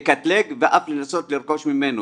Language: Hebrew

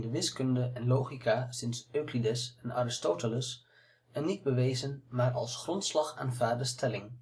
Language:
Dutch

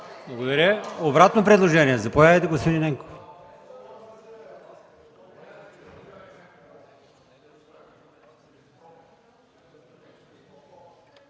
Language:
Bulgarian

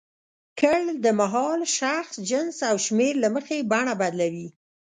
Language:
Pashto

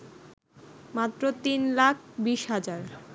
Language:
Bangla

